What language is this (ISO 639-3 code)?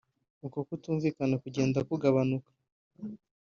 kin